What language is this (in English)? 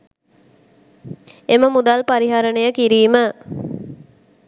Sinhala